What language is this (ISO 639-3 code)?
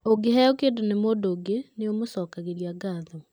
kik